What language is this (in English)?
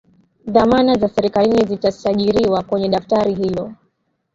Swahili